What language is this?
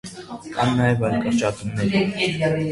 Armenian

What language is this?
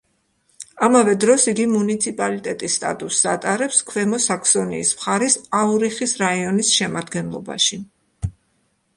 Georgian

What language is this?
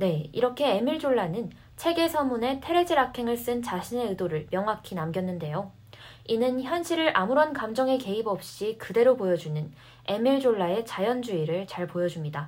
Korean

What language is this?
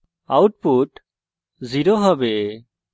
Bangla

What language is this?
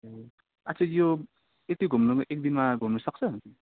Nepali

